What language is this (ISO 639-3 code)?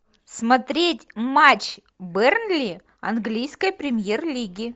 rus